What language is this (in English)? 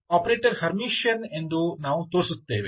Kannada